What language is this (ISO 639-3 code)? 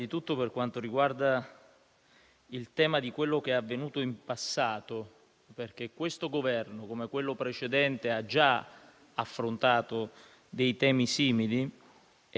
ita